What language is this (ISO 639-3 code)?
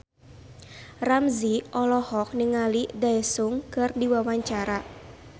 sun